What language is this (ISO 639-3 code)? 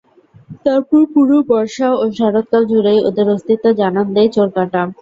ben